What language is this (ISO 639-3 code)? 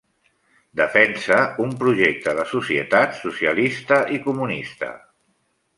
cat